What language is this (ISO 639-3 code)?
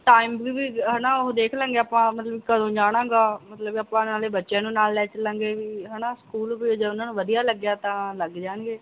pan